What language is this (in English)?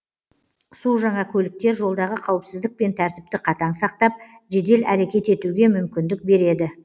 Kazakh